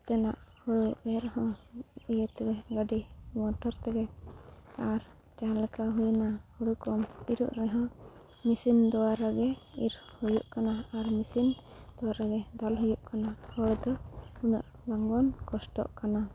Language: Santali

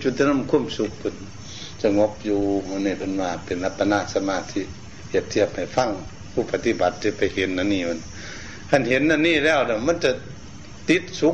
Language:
Thai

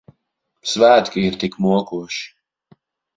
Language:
Latvian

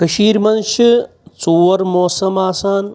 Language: Kashmiri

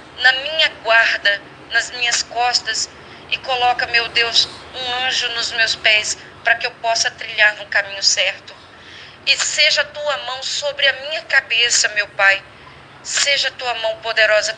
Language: Portuguese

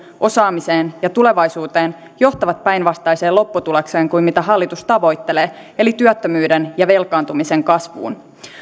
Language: Finnish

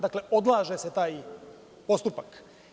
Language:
Serbian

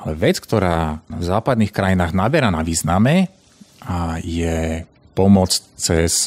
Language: Slovak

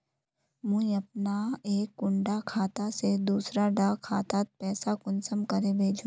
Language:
Magahi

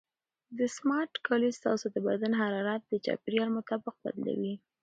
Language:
Pashto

